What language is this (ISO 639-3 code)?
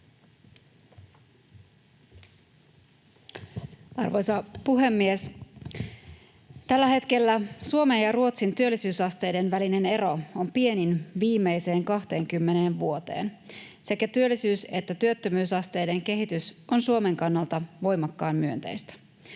fin